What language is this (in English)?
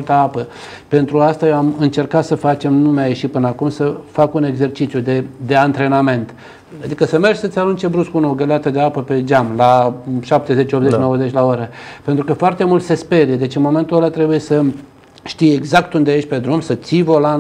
Romanian